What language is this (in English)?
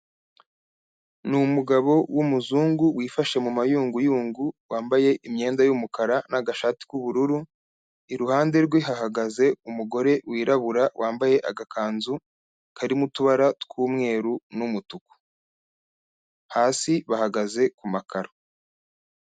Kinyarwanda